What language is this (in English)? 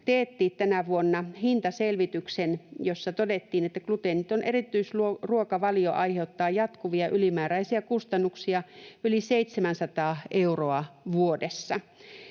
Finnish